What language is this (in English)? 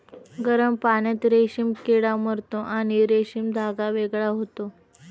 Marathi